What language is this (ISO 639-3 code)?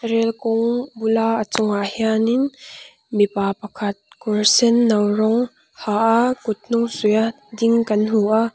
lus